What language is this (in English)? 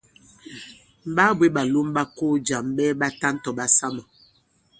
Bankon